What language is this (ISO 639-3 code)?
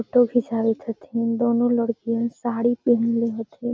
mag